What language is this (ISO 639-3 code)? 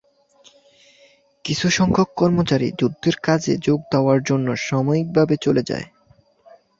ben